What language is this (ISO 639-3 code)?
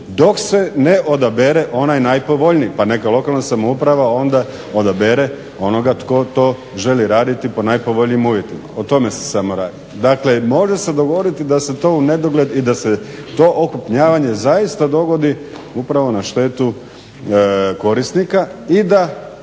hrv